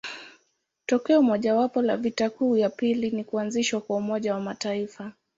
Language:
Swahili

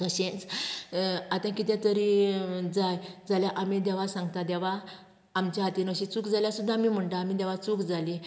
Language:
Konkani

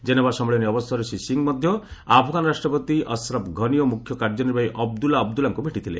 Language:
Odia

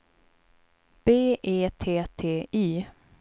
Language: Swedish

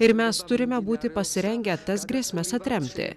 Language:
Lithuanian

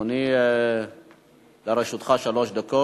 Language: Hebrew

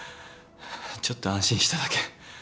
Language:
Japanese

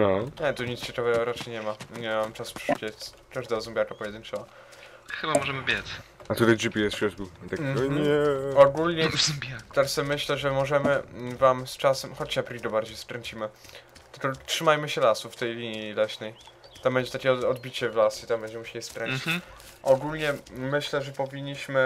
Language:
Polish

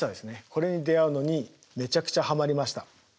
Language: Japanese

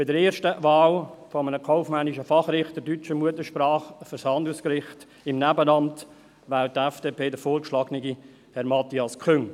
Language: Swiss German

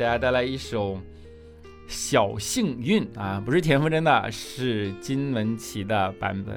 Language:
Chinese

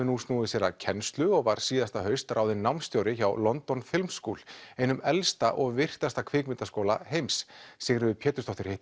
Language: Icelandic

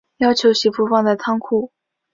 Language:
Chinese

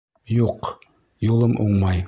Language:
Bashkir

